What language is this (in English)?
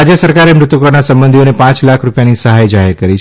Gujarati